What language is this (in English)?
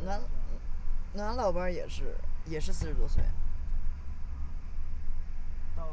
Chinese